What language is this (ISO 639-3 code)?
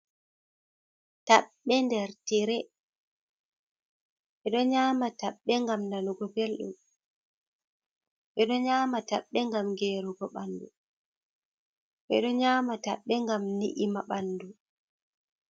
ful